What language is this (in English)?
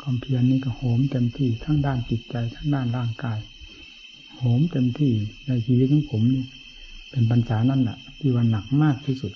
Thai